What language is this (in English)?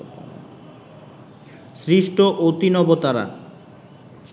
Bangla